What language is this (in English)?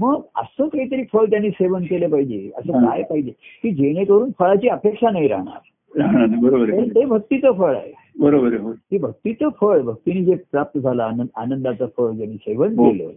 Marathi